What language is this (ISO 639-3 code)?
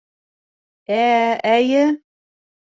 bak